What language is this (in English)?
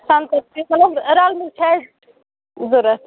Kashmiri